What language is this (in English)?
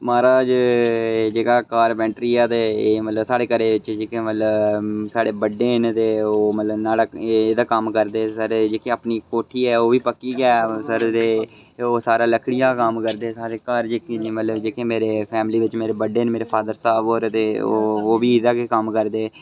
Dogri